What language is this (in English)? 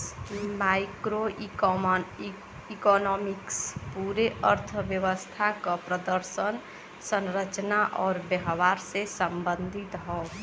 Bhojpuri